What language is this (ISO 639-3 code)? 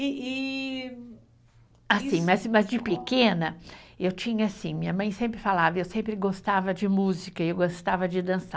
por